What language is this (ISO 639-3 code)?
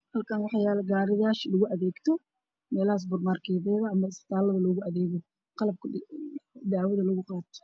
som